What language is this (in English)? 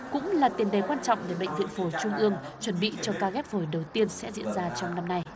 Vietnamese